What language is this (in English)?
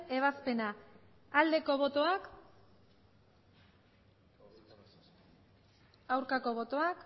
Basque